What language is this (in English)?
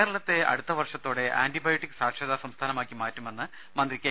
Malayalam